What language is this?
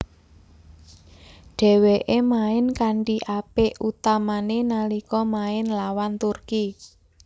Javanese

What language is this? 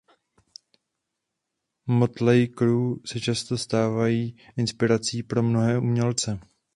Czech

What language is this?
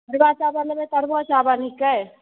Maithili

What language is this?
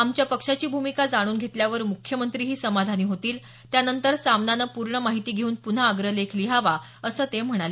Marathi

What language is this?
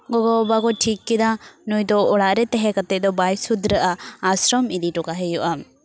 Santali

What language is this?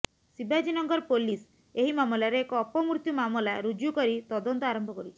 Odia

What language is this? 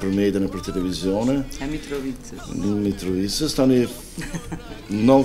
Romanian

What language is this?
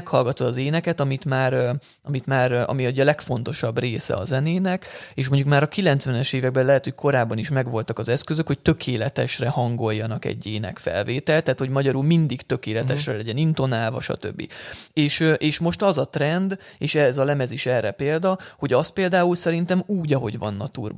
Hungarian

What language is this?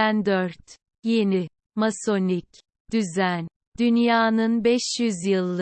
Turkish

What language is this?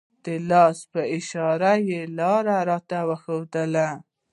Pashto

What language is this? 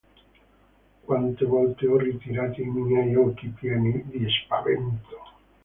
Italian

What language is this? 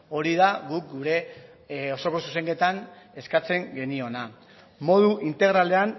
Basque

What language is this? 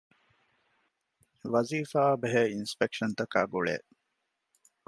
Divehi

